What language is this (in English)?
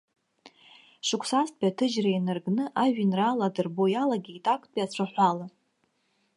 Abkhazian